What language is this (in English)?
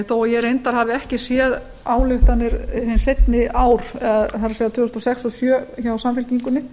Icelandic